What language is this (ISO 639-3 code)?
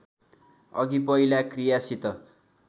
nep